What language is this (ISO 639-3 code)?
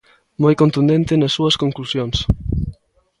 glg